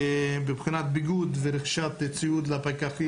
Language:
Hebrew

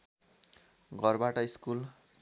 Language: Nepali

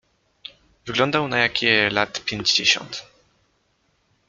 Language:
Polish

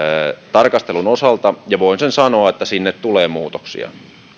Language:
Finnish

